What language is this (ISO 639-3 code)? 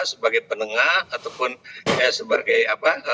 ind